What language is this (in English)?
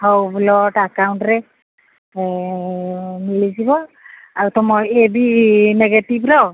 Odia